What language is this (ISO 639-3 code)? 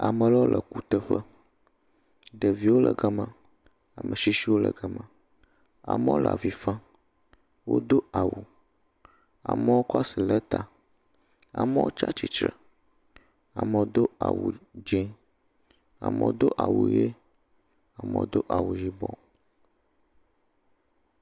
ewe